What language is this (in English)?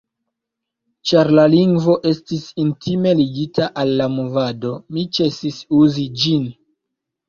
Esperanto